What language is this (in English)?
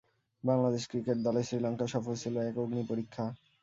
Bangla